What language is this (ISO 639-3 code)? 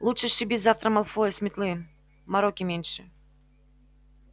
rus